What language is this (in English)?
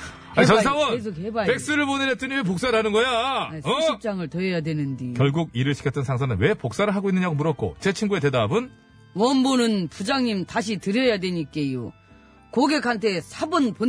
Korean